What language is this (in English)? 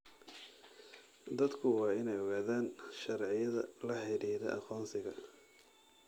Somali